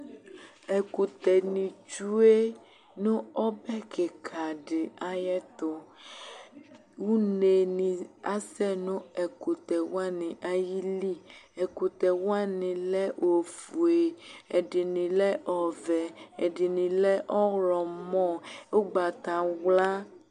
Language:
Ikposo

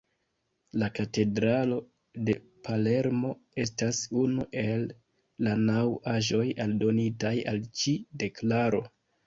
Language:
Esperanto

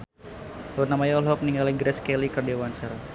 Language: Sundanese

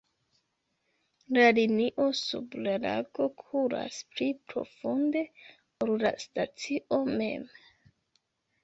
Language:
Esperanto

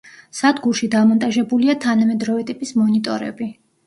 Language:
Georgian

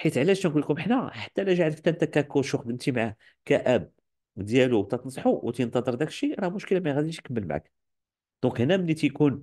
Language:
Arabic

